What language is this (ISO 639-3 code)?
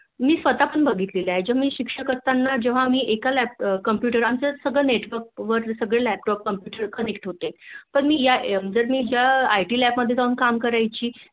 mar